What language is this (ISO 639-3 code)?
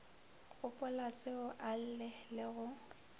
nso